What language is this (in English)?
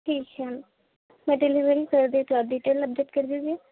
Urdu